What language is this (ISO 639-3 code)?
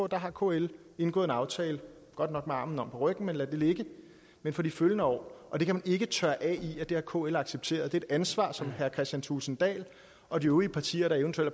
dan